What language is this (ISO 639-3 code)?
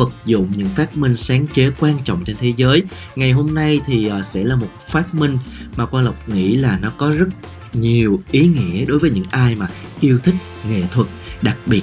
vie